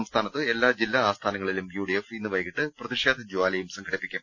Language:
Malayalam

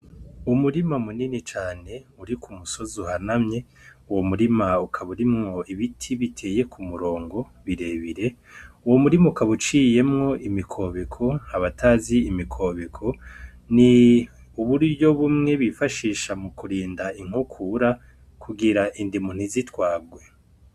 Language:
Rundi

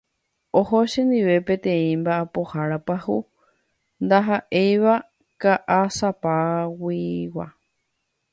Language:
Guarani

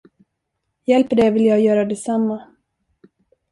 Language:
Swedish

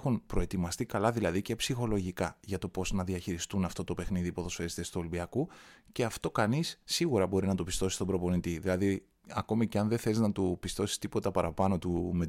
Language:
Greek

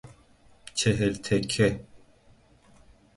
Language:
Persian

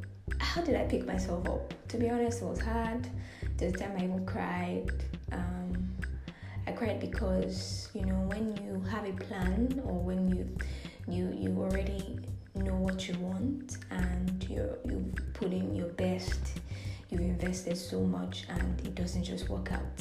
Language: English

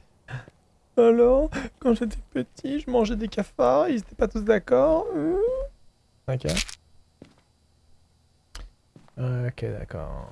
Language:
French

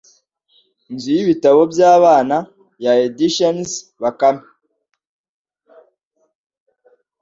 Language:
Kinyarwanda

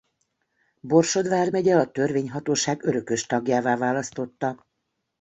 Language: Hungarian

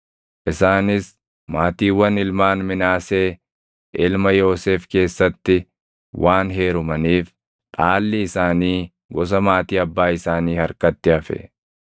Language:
Oromo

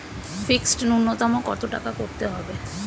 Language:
Bangla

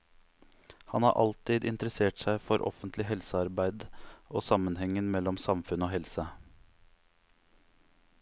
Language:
Norwegian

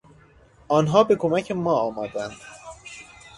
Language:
Persian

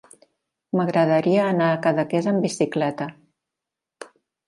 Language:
Catalan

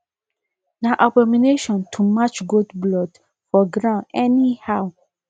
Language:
Nigerian Pidgin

